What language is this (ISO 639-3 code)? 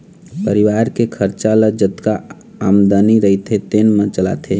hne